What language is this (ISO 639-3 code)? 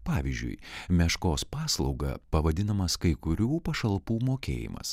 lit